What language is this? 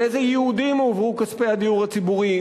Hebrew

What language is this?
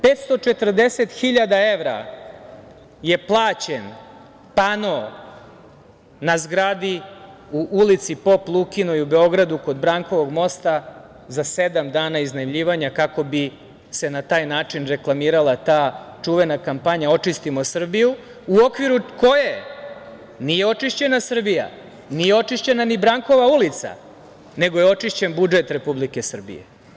Serbian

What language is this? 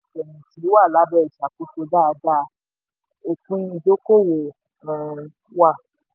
Yoruba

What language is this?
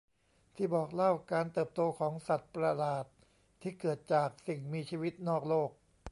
Thai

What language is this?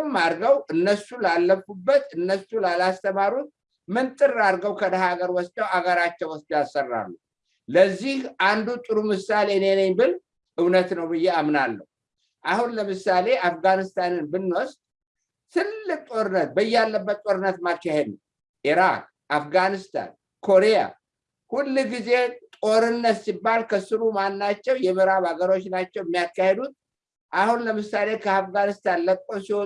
Amharic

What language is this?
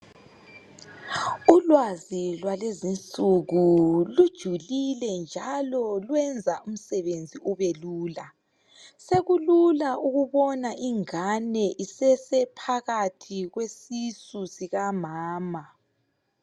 North Ndebele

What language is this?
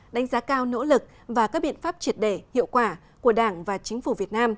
Vietnamese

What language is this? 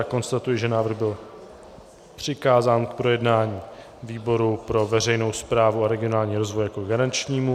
Czech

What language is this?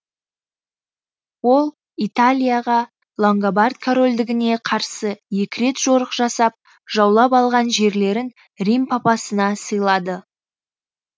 Kazakh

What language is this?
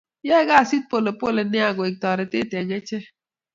Kalenjin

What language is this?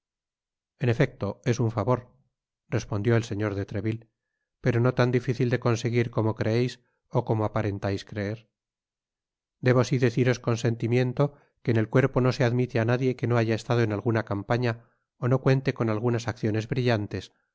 Spanish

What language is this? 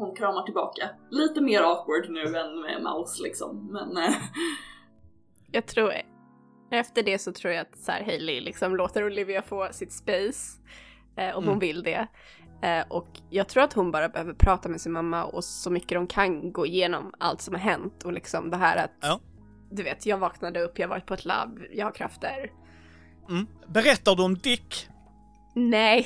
Swedish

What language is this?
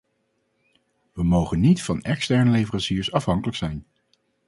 Dutch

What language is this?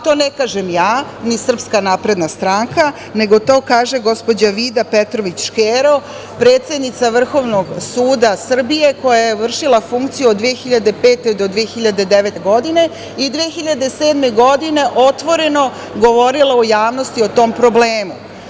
Serbian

